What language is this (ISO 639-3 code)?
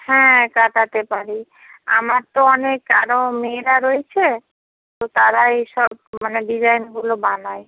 ben